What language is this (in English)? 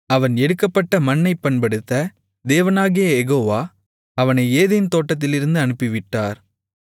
Tamil